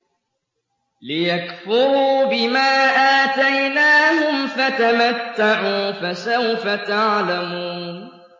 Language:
Arabic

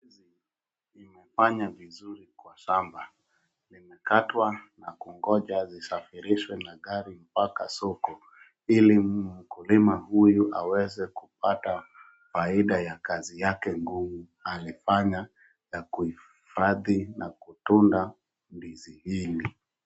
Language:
Swahili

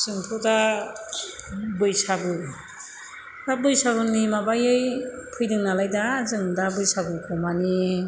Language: Bodo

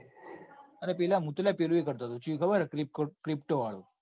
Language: Gujarati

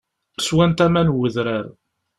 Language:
Kabyle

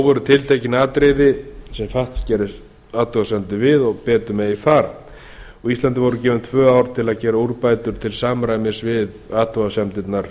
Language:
Icelandic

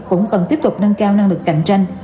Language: Vietnamese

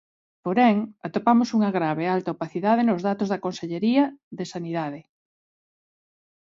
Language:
Galician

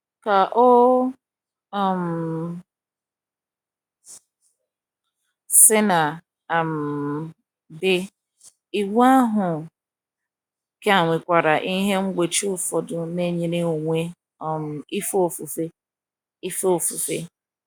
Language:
Igbo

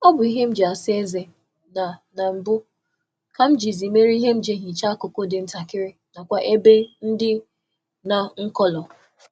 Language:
Igbo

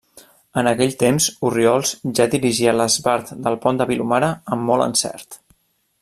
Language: Catalan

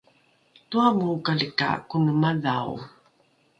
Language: Rukai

